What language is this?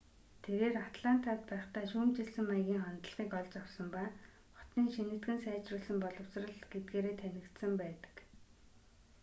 Mongolian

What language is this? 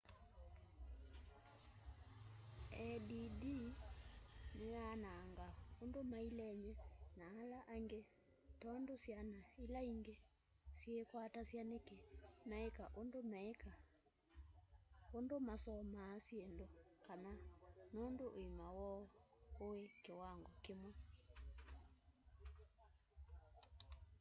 Kamba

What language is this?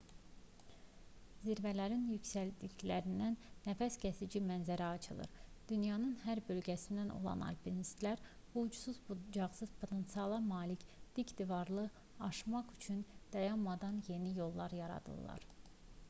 Azerbaijani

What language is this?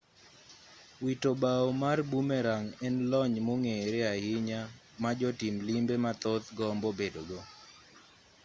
Luo (Kenya and Tanzania)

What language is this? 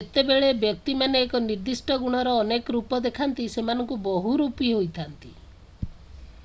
Odia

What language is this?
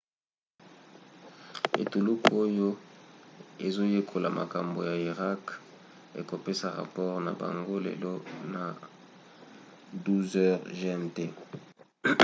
Lingala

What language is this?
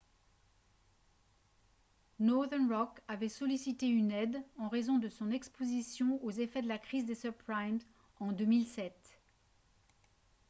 French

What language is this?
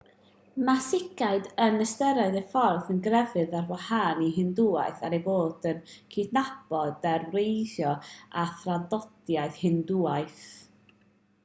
Welsh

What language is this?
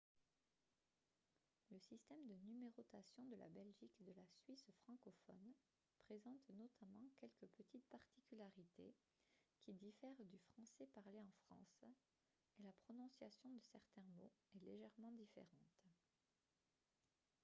French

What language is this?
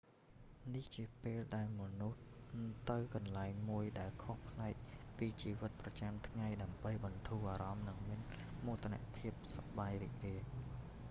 Khmer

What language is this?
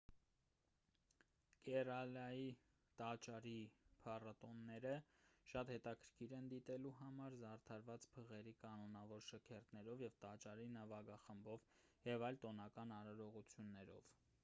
Armenian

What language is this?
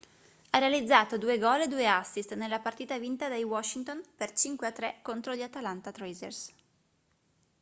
Italian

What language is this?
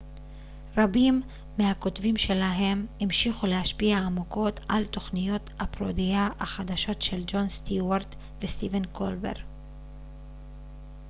Hebrew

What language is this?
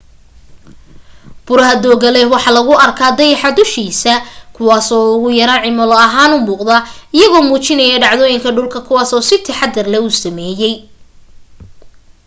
Somali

